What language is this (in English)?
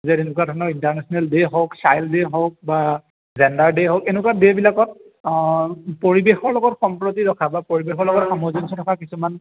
Assamese